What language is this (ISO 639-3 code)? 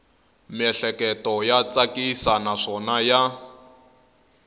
tso